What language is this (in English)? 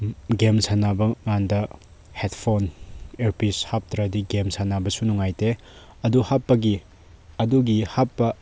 Manipuri